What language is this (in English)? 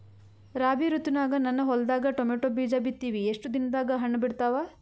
Kannada